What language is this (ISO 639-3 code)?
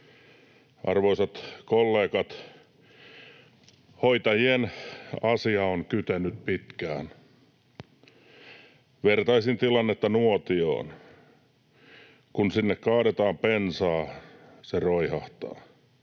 fin